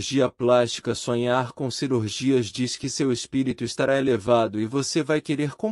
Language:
Portuguese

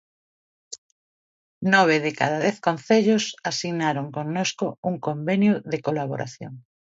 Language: Galician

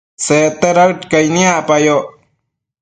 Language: Matsés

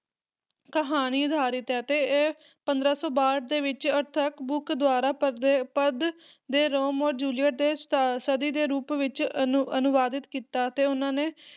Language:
Punjabi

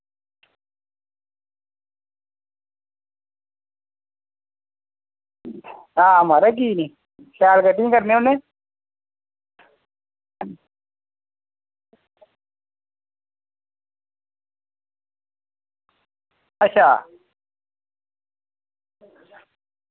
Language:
Dogri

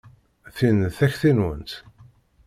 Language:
Kabyle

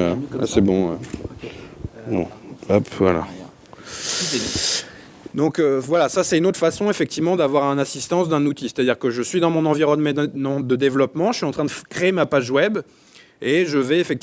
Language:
French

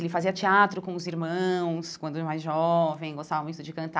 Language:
Portuguese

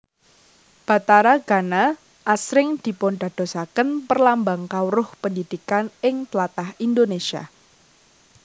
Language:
Javanese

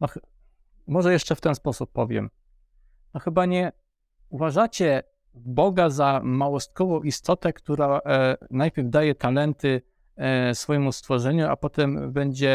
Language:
Polish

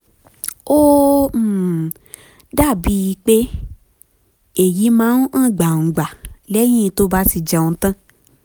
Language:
Yoruba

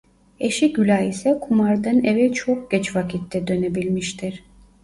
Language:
Turkish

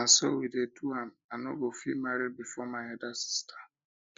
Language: Nigerian Pidgin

